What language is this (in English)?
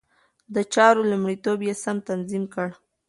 Pashto